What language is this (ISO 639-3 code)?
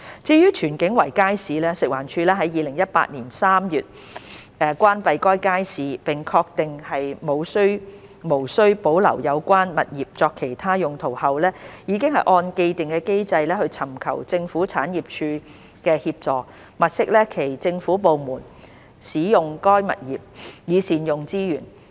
yue